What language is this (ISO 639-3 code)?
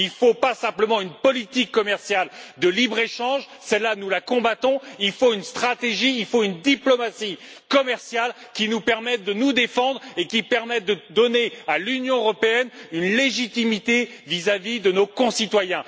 fra